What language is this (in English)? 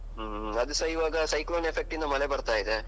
Kannada